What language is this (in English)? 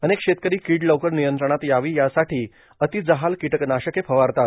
Marathi